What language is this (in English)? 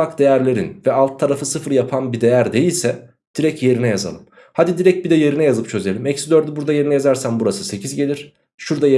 Turkish